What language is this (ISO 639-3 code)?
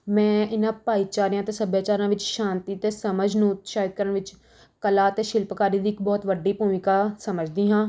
pan